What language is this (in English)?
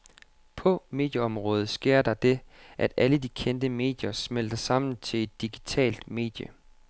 Danish